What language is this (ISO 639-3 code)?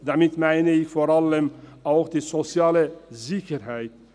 gsw